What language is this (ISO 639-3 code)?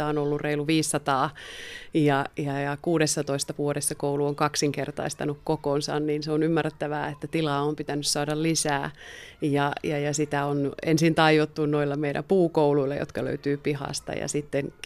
fin